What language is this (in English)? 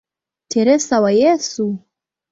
Swahili